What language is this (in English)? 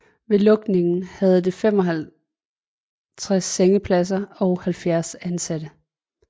Danish